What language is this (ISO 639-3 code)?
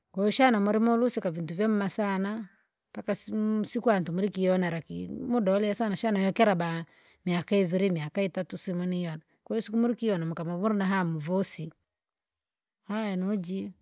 lag